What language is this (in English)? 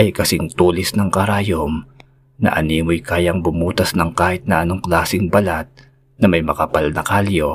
Filipino